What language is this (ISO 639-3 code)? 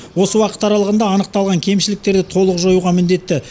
kaz